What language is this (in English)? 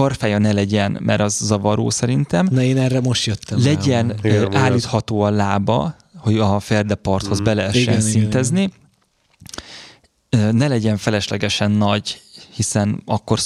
Hungarian